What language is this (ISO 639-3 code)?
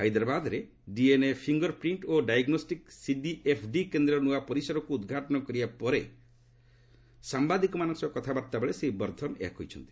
ori